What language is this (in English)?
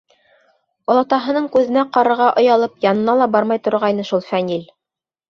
Bashkir